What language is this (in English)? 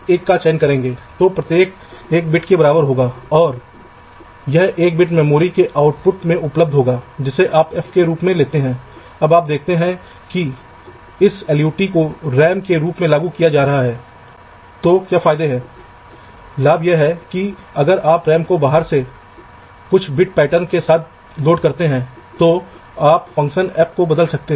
Hindi